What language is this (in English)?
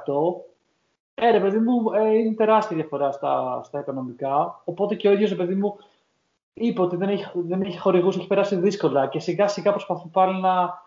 Greek